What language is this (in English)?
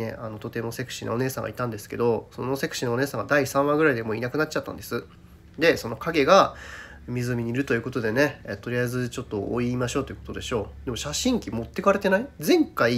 Japanese